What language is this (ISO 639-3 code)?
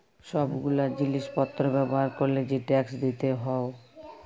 ben